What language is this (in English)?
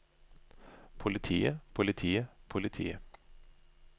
Norwegian